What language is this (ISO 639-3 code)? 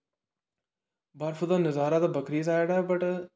doi